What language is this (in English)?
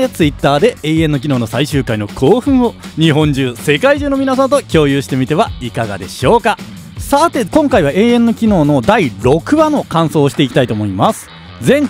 Japanese